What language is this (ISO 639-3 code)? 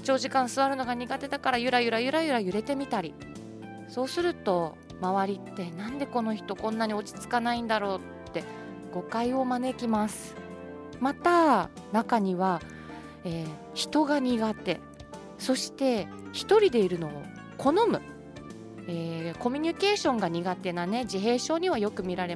jpn